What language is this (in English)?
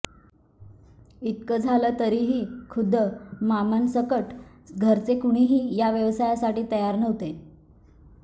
Marathi